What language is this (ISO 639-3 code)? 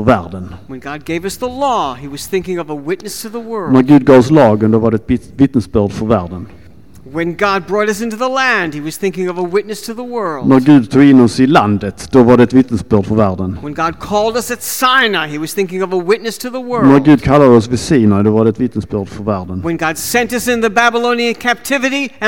swe